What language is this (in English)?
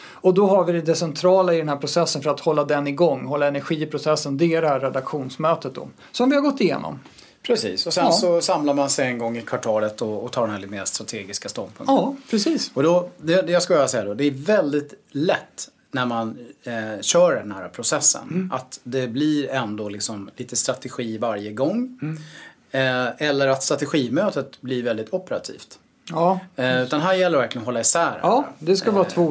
Swedish